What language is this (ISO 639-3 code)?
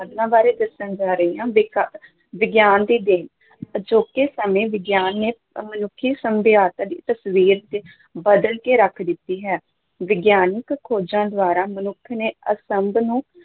pan